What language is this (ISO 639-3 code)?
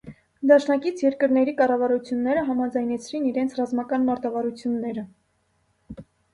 hye